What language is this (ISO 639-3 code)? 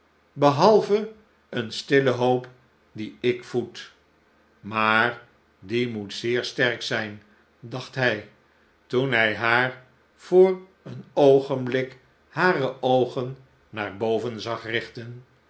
nld